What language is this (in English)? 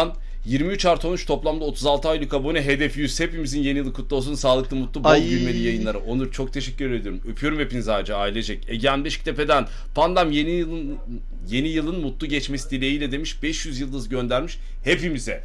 Turkish